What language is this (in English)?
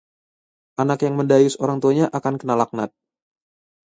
Indonesian